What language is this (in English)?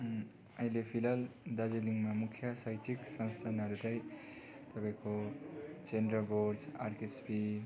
Nepali